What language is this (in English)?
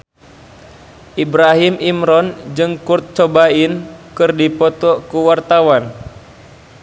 Sundanese